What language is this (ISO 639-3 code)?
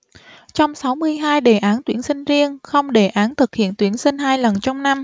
vie